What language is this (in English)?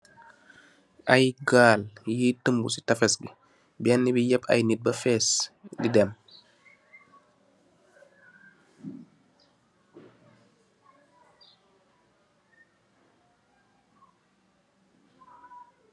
Wolof